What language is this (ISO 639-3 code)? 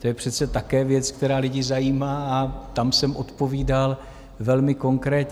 ces